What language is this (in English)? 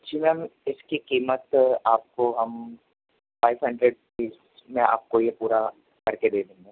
Urdu